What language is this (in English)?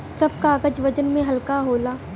Bhojpuri